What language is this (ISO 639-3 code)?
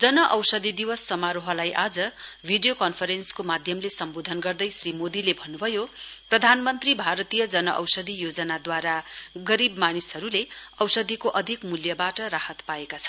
nep